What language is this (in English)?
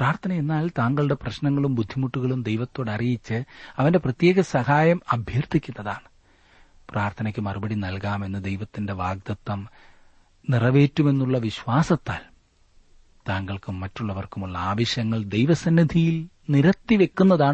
Malayalam